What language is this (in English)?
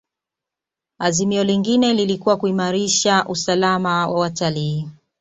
Swahili